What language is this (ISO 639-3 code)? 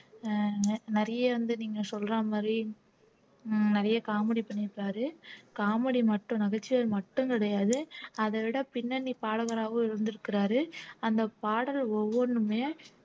tam